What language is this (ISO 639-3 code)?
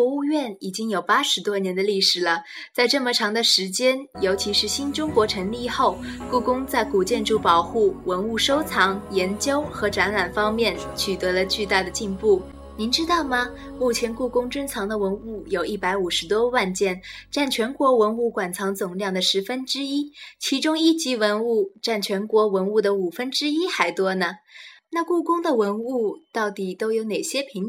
zho